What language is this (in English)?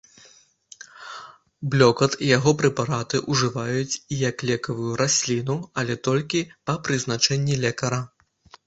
Belarusian